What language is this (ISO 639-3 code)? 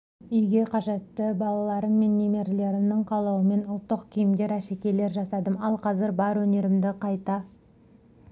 kaz